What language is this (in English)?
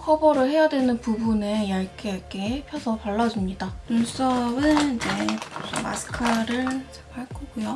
Korean